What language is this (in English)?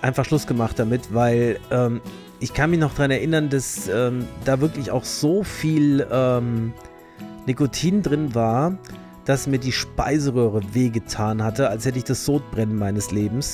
German